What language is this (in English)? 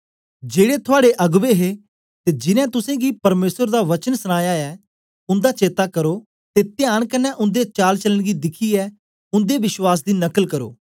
Dogri